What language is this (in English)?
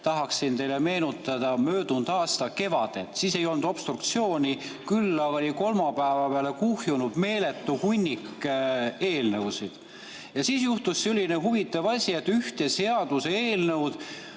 Estonian